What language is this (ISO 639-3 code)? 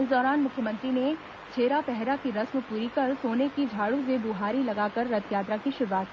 hin